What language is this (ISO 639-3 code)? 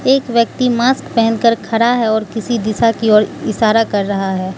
hin